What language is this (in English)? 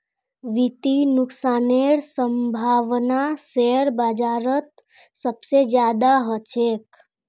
Magahi